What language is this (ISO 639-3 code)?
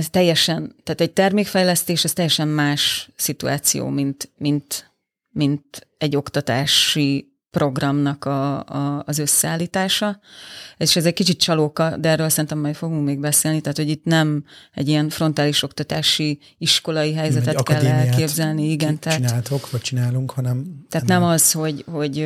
hun